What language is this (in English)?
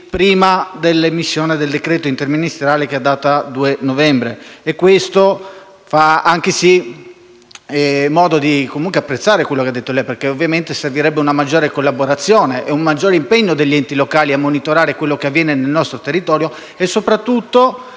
Italian